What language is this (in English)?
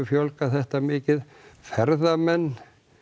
Icelandic